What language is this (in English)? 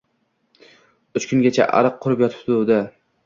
Uzbek